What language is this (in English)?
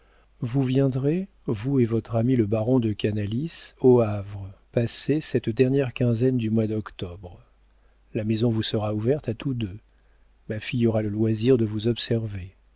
French